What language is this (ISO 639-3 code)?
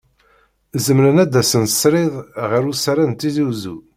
kab